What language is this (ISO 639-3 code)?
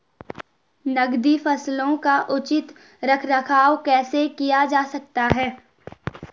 hin